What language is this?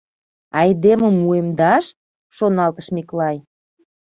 Mari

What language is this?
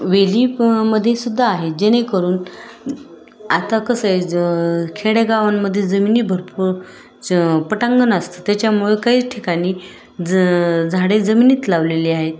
Marathi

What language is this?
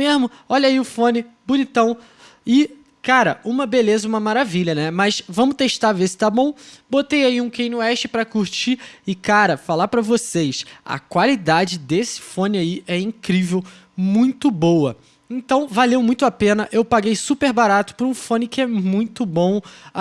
Portuguese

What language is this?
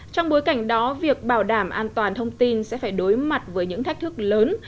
Vietnamese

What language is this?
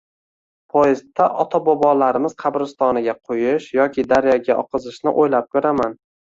Uzbek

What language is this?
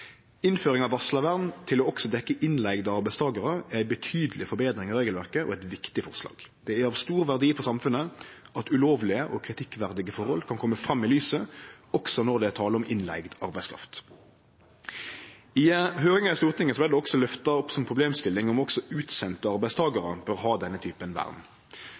Norwegian Nynorsk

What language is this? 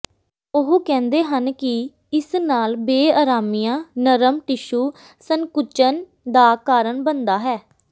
Punjabi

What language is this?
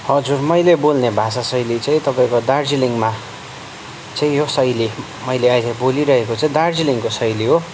Nepali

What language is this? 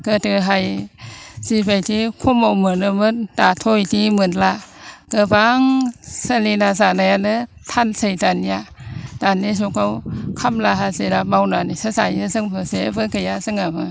Bodo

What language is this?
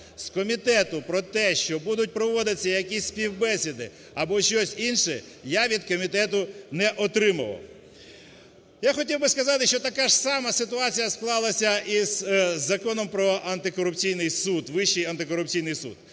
Ukrainian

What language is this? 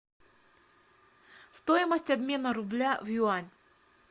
Russian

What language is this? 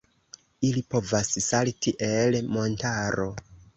Esperanto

